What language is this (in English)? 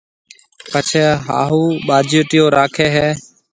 Marwari (Pakistan)